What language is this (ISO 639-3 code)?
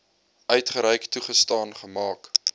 afr